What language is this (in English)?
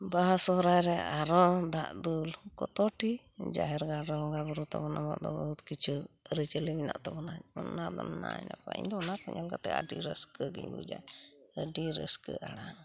Santali